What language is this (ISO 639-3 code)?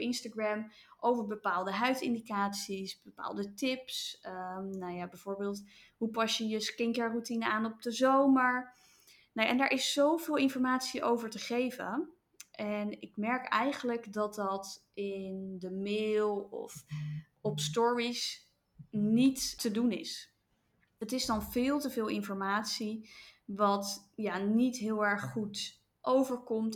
nld